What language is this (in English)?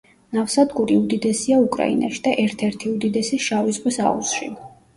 Georgian